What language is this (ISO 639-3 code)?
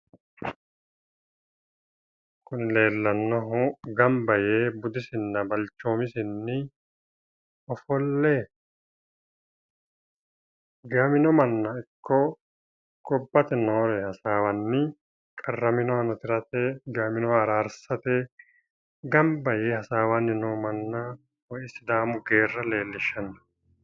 sid